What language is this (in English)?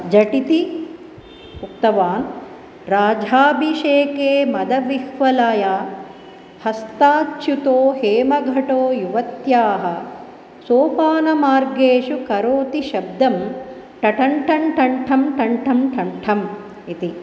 Sanskrit